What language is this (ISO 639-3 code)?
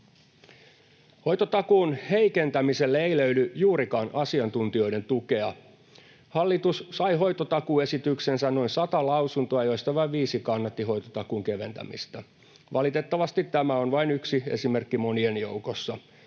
fin